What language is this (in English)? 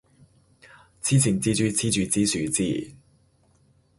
Cantonese